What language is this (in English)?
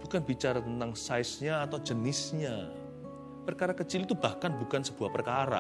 Indonesian